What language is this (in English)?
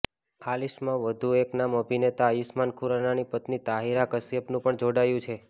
Gujarati